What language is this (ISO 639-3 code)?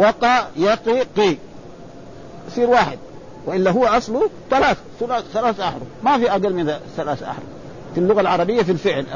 ara